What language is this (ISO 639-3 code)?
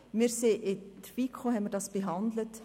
gsw